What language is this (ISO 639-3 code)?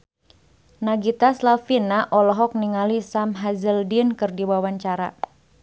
sun